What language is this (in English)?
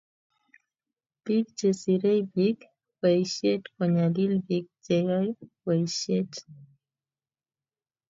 Kalenjin